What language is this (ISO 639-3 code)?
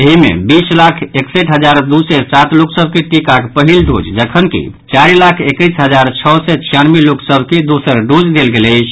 mai